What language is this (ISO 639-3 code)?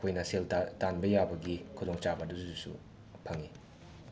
mni